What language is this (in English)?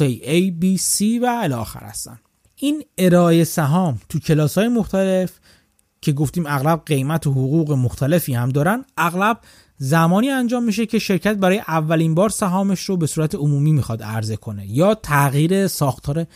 Persian